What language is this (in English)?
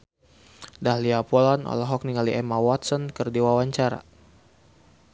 Sundanese